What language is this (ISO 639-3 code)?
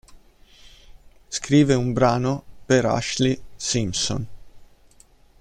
ita